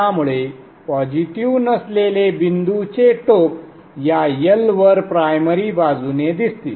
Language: Marathi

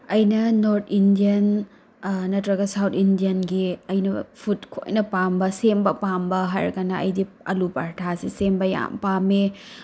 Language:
Manipuri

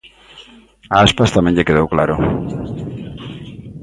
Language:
Galician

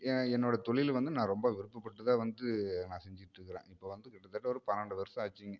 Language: Tamil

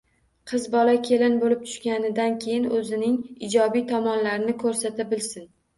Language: Uzbek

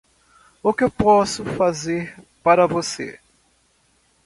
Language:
Portuguese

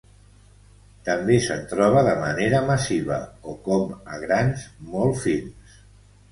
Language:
Catalan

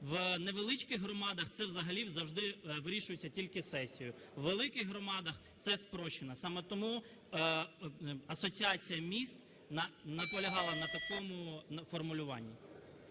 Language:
Ukrainian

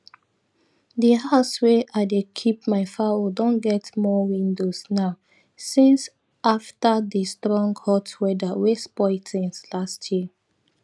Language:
Nigerian Pidgin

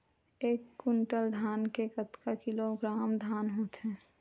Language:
Chhattisgarhi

